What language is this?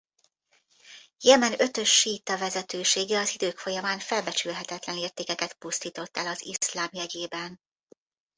Hungarian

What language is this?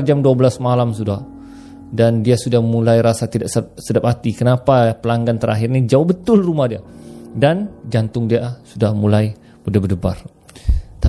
Malay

